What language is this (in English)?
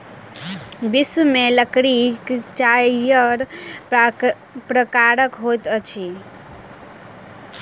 Maithili